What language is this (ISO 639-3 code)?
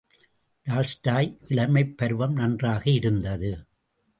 tam